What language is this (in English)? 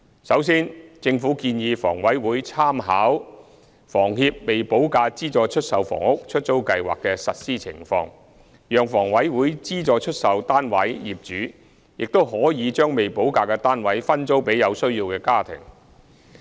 Cantonese